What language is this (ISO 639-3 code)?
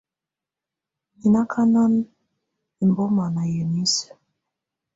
tvu